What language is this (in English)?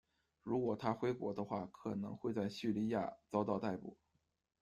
Chinese